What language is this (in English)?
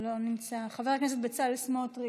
Hebrew